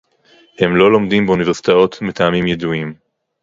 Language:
Hebrew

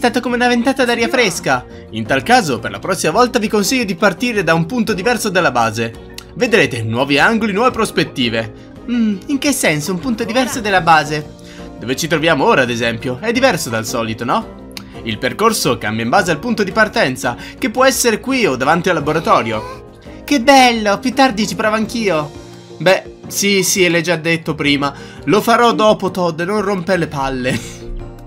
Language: Italian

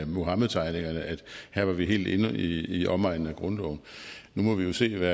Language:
Danish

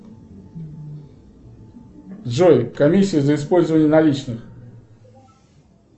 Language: Russian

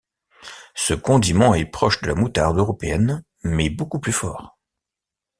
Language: French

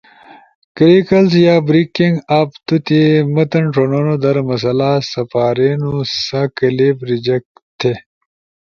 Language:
Ushojo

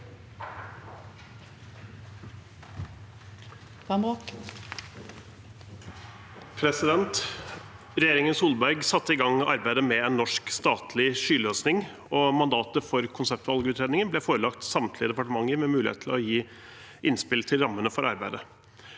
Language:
Norwegian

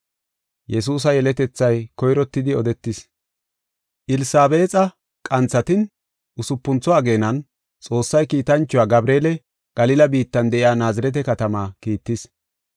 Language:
Gofa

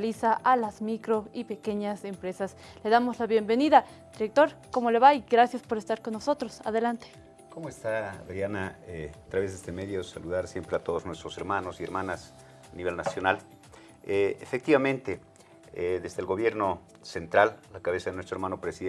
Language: Spanish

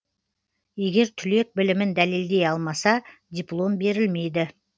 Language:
Kazakh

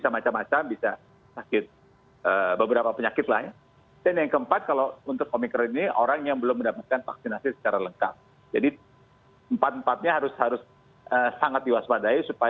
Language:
Indonesian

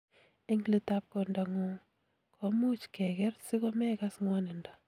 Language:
Kalenjin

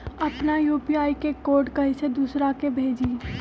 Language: Magahi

